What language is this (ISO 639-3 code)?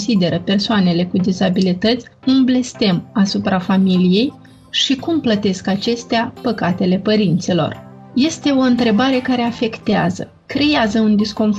ron